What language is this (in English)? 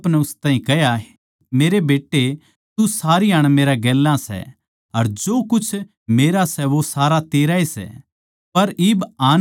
Haryanvi